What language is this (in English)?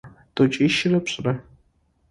Adyghe